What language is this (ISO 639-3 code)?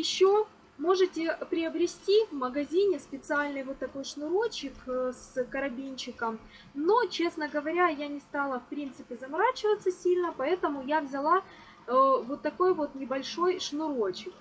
rus